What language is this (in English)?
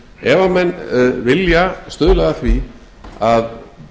Icelandic